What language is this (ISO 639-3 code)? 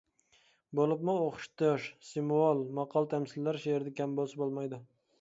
uig